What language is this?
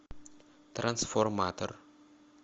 Russian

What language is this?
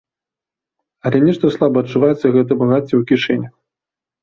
Belarusian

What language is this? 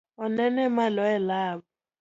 Luo (Kenya and Tanzania)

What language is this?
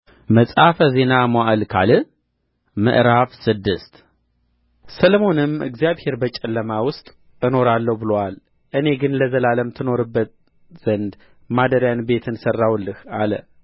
Amharic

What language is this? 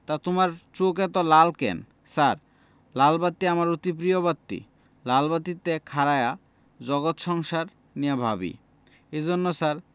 Bangla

